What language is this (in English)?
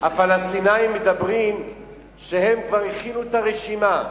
Hebrew